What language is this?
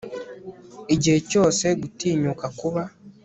Kinyarwanda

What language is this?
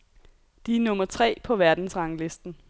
Danish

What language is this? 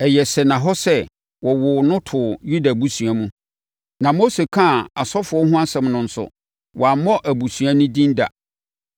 Akan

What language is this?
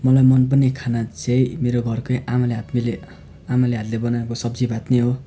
Nepali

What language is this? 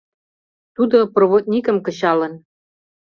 Mari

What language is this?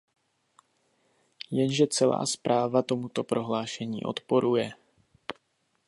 Czech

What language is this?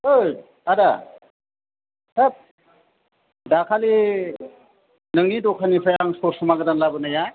Bodo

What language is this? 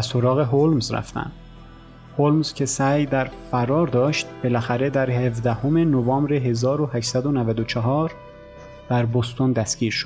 Persian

